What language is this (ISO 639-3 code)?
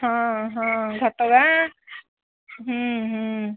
ori